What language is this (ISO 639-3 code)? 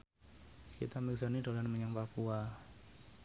jav